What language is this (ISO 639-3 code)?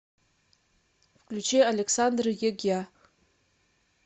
rus